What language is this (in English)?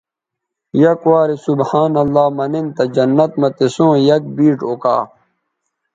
Bateri